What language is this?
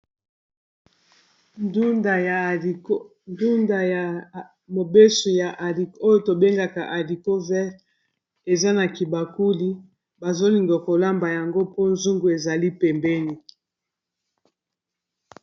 Lingala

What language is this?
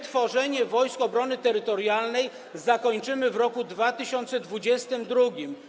Polish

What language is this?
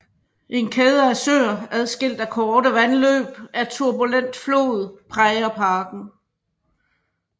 Danish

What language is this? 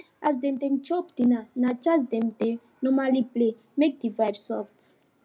Nigerian Pidgin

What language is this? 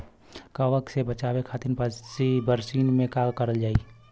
Bhojpuri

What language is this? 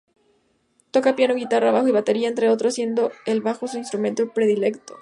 Spanish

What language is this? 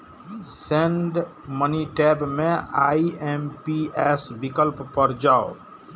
Maithili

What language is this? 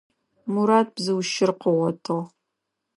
Adyghe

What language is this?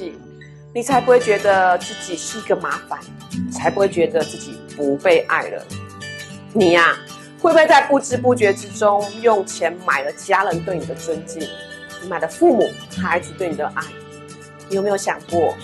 Chinese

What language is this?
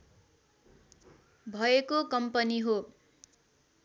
Nepali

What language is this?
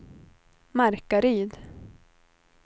Swedish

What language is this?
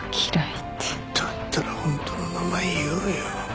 Japanese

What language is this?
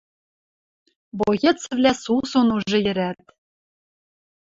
Western Mari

